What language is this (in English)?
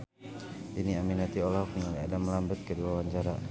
Sundanese